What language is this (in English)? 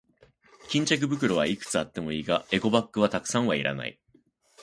Japanese